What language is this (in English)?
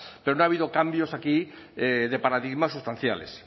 Spanish